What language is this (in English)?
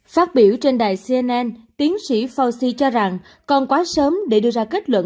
Vietnamese